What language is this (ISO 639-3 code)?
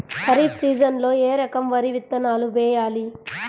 tel